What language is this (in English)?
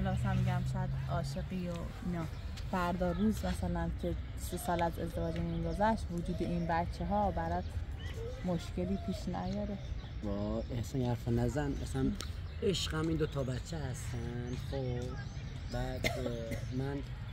Persian